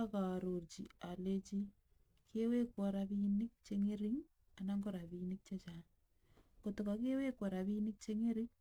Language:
Kalenjin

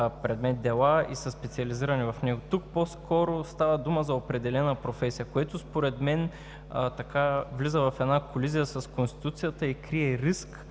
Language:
Bulgarian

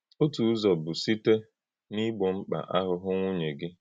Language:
Igbo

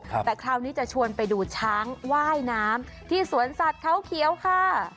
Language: Thai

